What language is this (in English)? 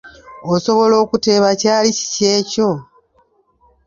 Ganda